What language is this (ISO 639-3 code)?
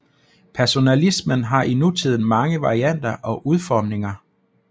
dan